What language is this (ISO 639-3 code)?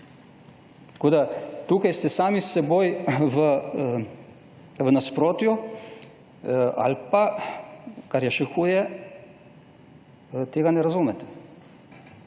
slv